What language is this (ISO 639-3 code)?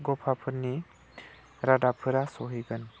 brx